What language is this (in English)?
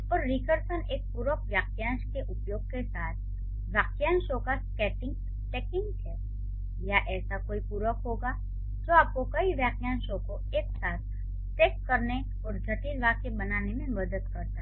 Hindi